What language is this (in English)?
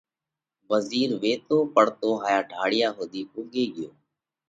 Parkari Koli